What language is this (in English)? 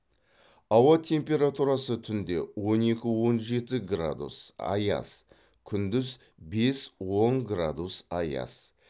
Kazakh